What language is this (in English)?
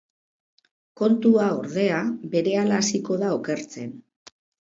Basque